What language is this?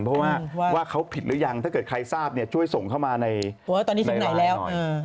Thai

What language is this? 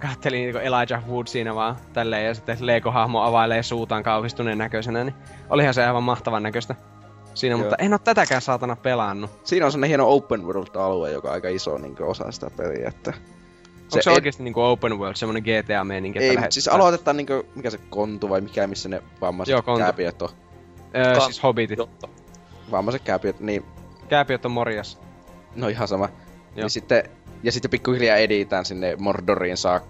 Finnish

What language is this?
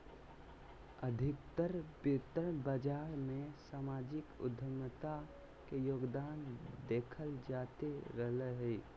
Magahi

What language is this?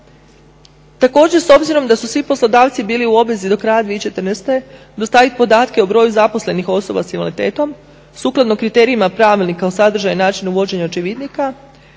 Croatian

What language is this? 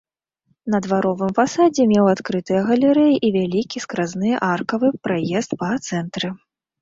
Belarusian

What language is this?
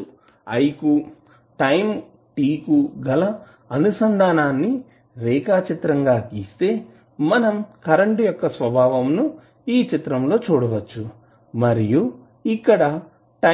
Telugu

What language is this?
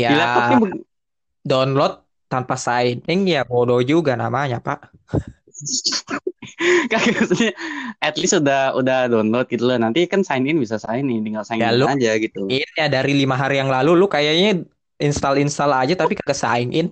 Indonesian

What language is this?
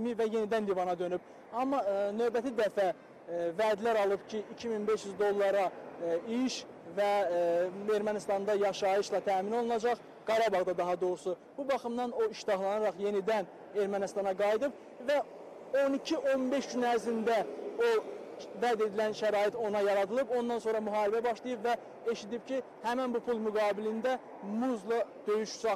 Turkish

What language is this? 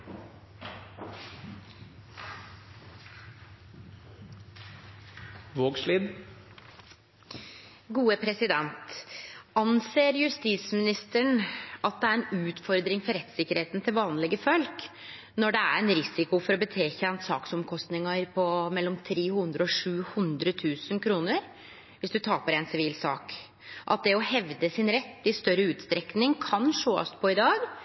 Norwegian Nynorsk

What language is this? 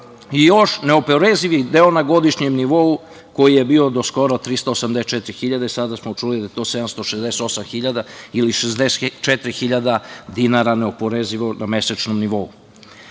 Serbian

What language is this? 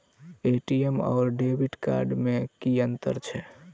Maithili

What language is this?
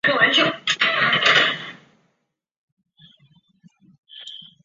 Chinese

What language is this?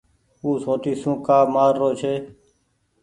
Goaria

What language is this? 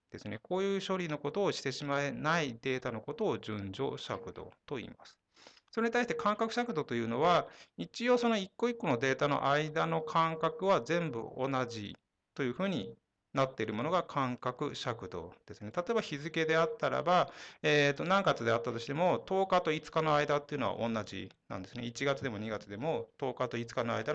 Japanese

